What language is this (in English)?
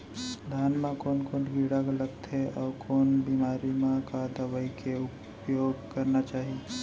Chhattisgarhi